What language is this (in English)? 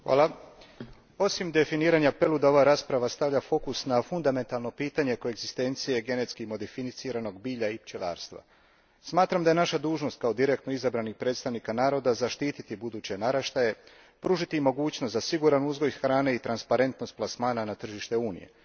Croatian